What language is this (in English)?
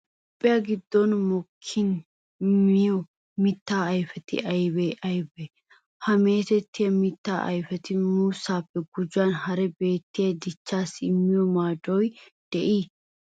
Wolaytta